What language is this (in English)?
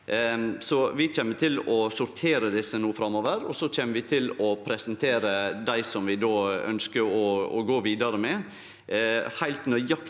Norwegian